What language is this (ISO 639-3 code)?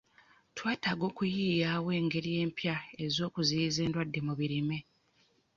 lug